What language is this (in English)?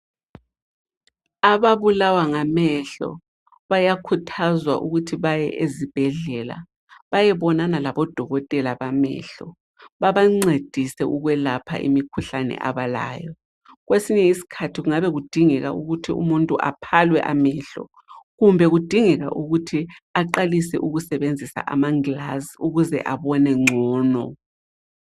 North Ndebele